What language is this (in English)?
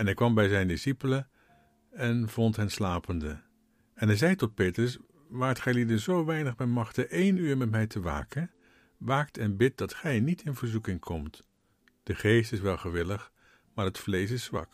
Dutch